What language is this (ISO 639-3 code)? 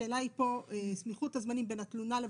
heb